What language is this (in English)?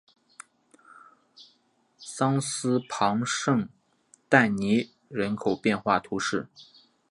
Chinese